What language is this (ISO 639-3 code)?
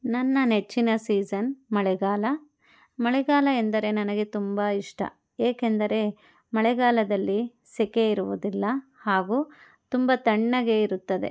kan